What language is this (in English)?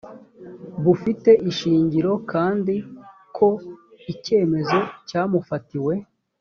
Kinyarwanda